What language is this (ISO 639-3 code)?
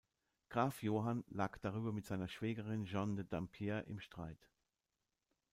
deu